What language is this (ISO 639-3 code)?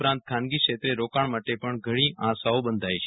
guj